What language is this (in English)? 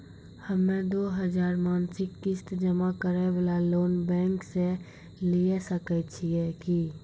Maithili